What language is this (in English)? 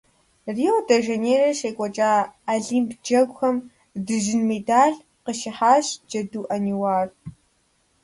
Kabardian